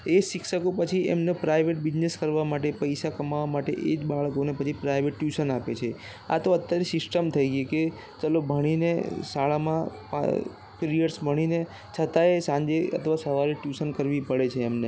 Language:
Gujarati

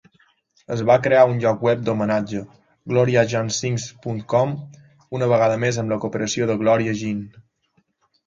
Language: Catalan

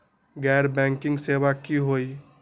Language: Magahi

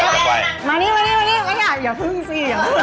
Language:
Thai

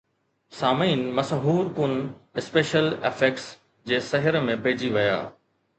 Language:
Sindhi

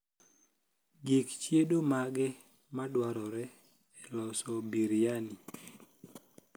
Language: Luo (Kenya and Tanzania)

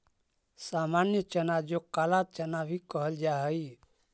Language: Magahi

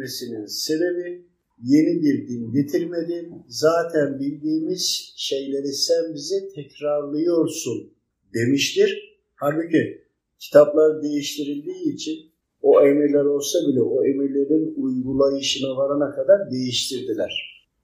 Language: Turkish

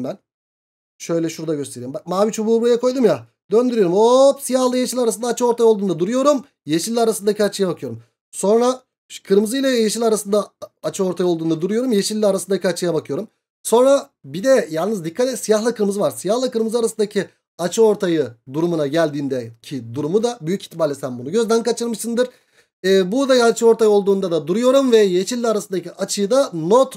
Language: Turkish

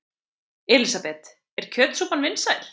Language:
Icelandic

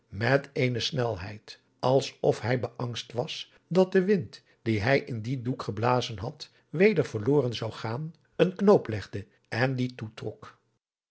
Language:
Dutch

